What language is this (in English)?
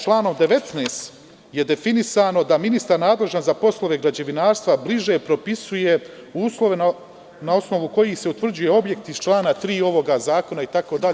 Serbian